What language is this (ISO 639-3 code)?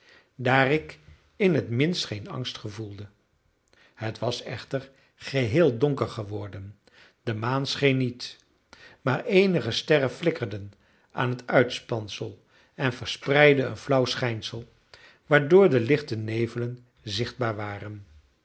nld